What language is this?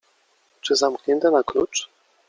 Polish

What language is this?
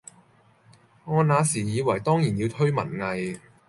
Cantonese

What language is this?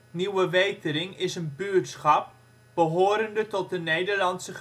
Dutch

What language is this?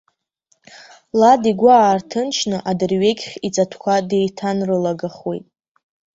Abkhazian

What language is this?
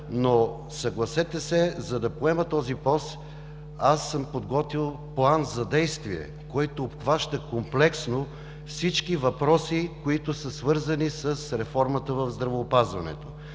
Bulgarian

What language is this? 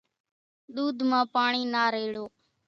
Kachi Koli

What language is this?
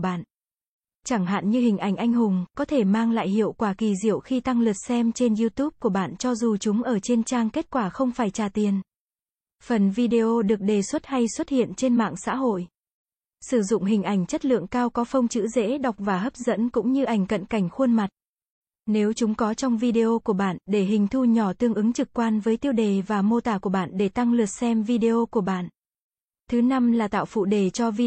Vietnamese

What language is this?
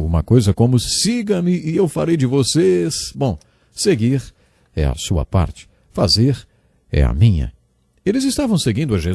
Portuguese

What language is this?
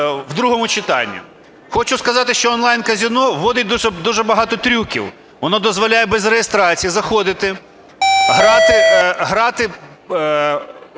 Ukrainian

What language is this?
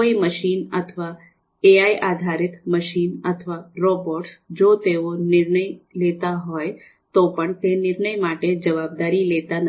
Gujarati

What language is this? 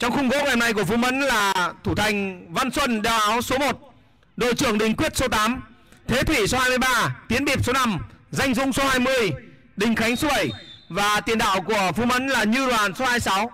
Vietnamese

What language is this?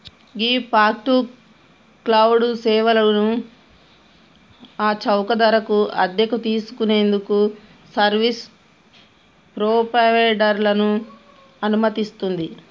Telugu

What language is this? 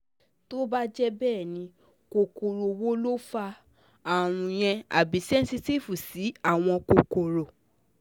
Yoruba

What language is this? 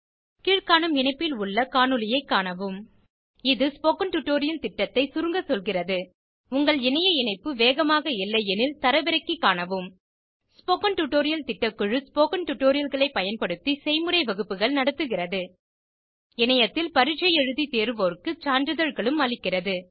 Tamil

